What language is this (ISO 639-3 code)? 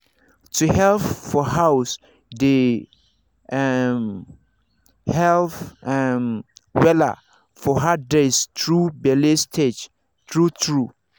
pcm